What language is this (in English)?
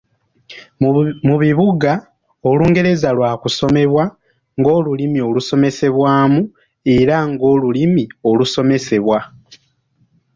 Ganda